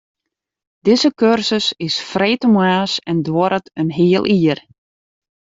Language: Western Frisian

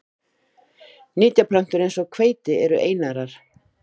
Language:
Icelandic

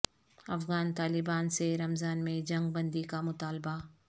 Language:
Urdu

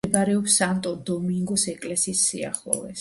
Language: Georgian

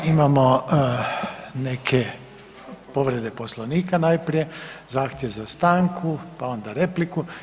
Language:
Croatian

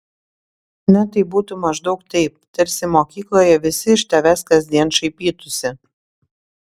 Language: Lithuanian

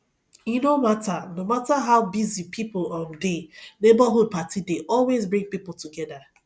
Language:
Nigerian Pidgin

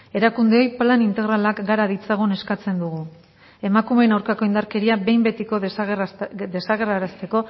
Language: Basque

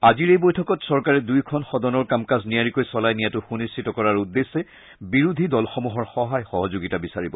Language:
Assamese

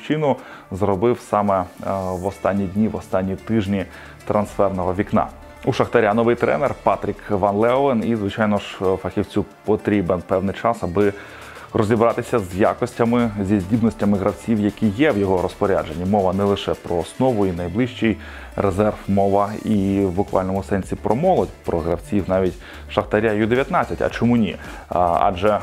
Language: Ukrainian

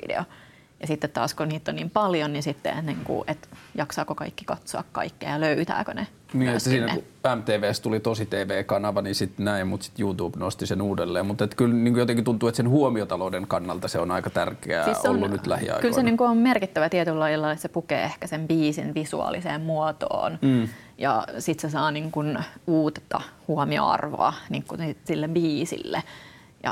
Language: Finnish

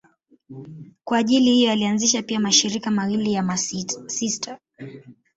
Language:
Swahili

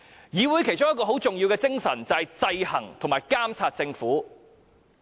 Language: Cantonese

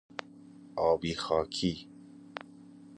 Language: Persian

